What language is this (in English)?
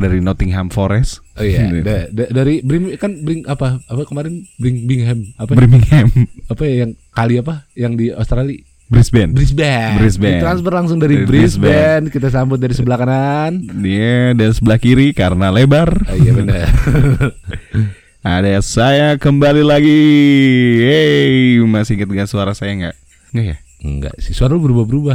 Indonesian